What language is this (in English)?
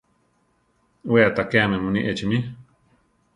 Central Tarahumara